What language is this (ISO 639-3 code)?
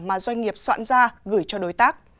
vie